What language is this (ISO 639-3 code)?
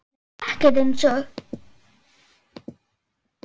isl